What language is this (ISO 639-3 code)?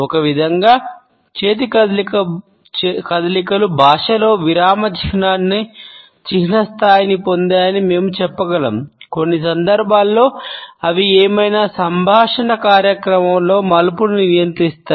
tel